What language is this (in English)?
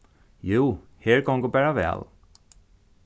Faroese